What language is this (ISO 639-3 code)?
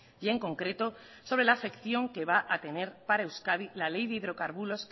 spa